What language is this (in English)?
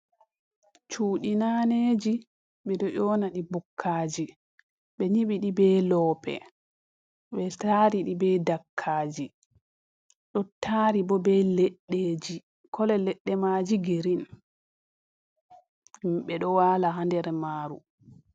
Fula